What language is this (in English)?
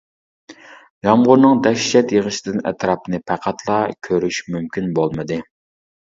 Uyghur